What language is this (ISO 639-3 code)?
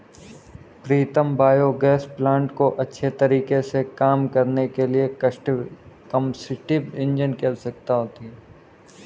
hin